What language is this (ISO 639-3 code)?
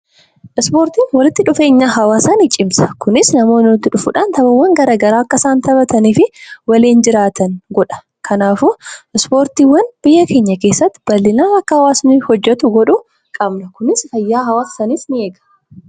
orm